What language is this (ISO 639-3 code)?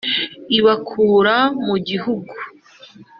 kin